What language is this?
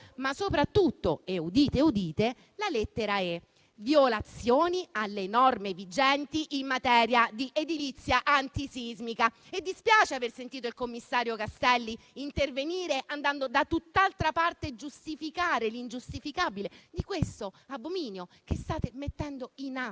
Italian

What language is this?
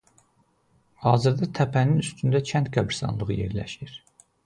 Azerbaijani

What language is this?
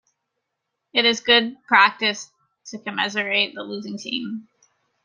English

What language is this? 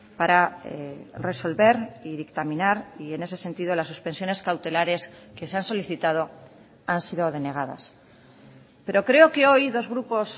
Spanish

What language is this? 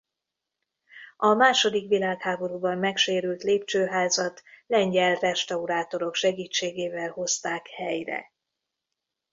Hungarian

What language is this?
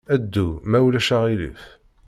Kabyle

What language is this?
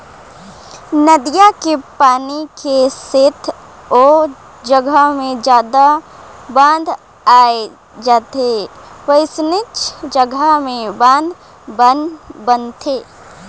Chhattisgarhi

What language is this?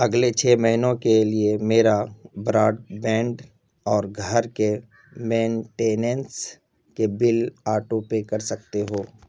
Urdu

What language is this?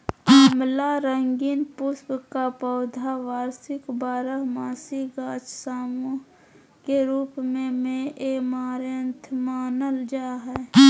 Magahi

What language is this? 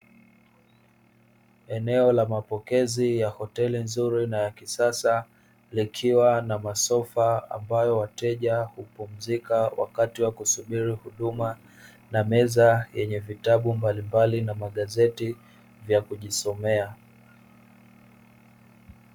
Swahili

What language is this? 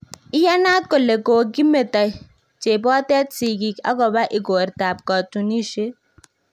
Kalenjin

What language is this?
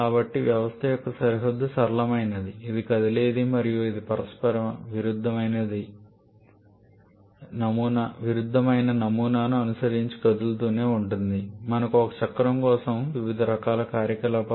Telugu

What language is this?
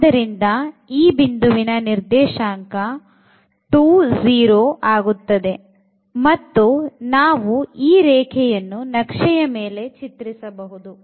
Kannada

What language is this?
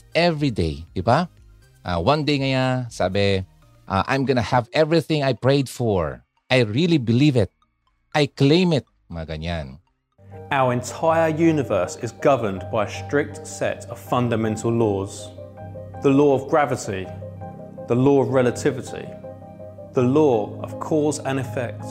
Filipino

